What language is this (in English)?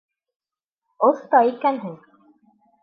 Bashkir